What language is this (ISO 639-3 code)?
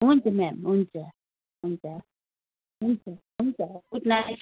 nep